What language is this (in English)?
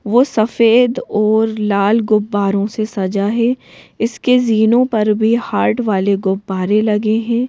Hindi